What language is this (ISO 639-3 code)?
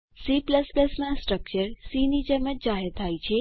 guj